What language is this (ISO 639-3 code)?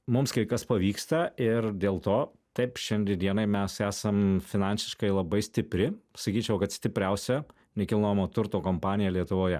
lit